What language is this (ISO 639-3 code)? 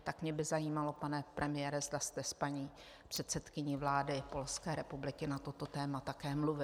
ces